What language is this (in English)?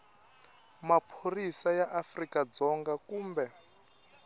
Tsonga